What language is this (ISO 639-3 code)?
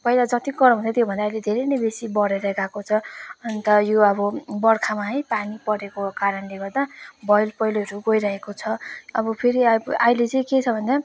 nep